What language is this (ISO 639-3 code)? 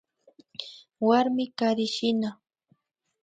qvi